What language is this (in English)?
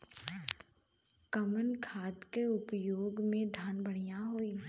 Bhojpuri